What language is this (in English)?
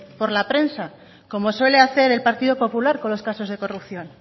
Spanish